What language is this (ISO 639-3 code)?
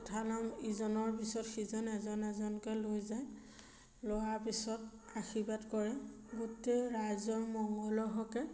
asm